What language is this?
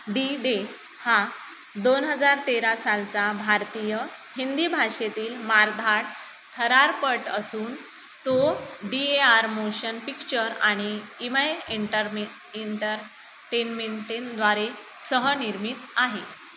Marathi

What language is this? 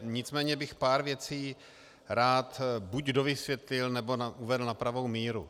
Czech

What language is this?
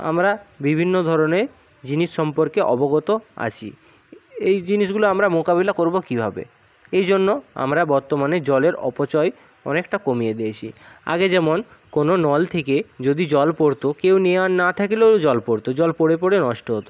Bangla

